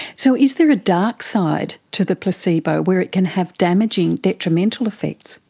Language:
English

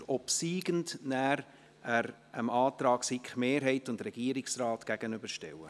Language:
Swiss German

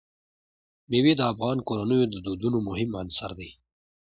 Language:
Pashto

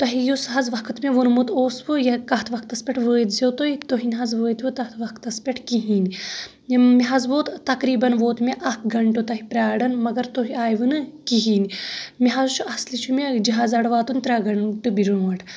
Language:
Kashmiri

